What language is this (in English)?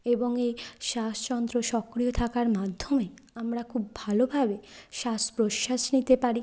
Bangla